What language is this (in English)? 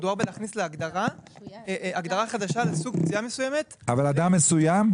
Hebrew